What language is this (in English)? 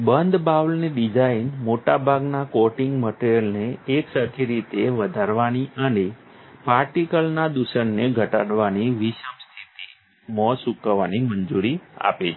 Gujarati